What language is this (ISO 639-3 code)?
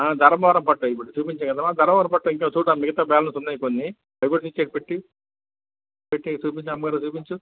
tel